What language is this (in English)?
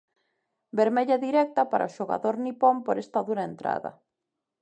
Galician